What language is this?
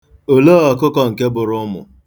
Igbo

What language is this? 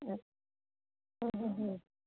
Sindhi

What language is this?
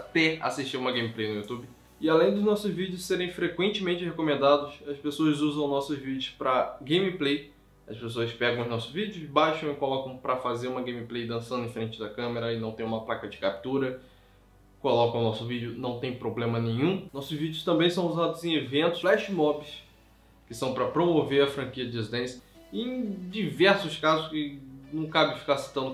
Portuguese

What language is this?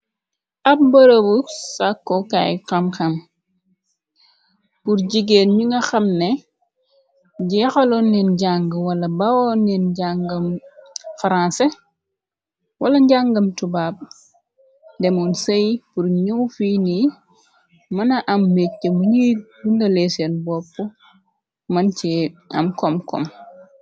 Wolof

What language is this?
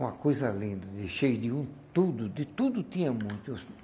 Portuguese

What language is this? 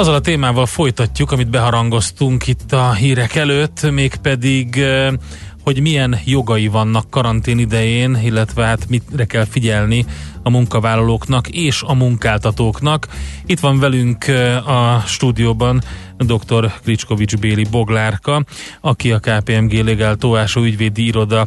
Hungarian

